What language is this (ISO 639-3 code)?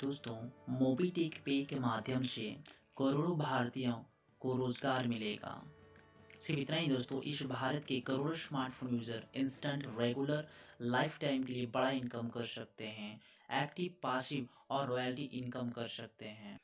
hin